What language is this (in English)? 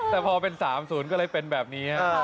Thai